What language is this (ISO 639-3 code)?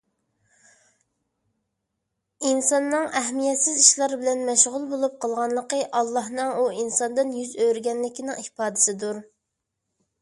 uig